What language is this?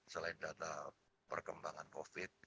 Indonesian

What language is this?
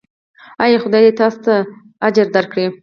Pashto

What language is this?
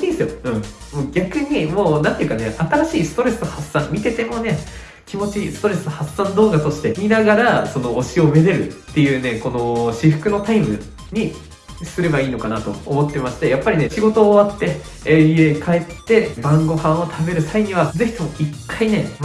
Japanese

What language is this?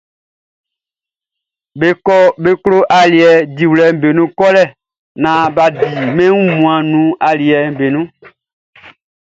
Baoulé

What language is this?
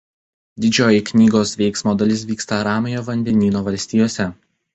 Lithuanian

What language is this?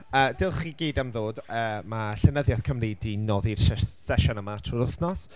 Welsh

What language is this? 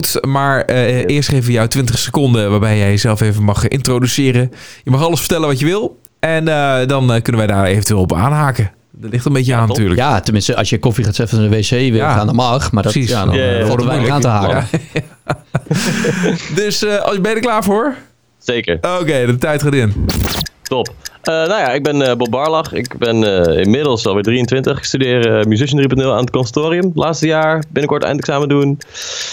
Dutch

